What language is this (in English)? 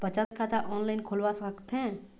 Chhattisgarhi